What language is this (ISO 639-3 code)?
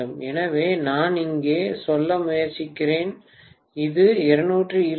tam